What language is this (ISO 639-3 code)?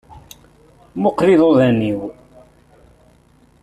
kab